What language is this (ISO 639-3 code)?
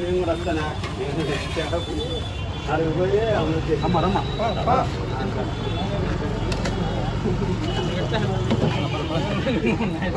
ara